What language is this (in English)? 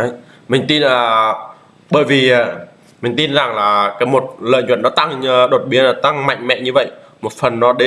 Vietnamese